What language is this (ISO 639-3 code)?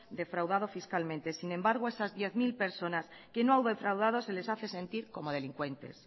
spa